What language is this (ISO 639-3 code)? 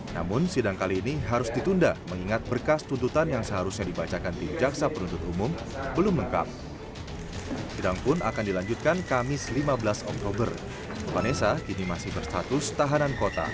ind